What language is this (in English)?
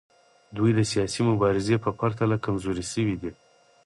Pashto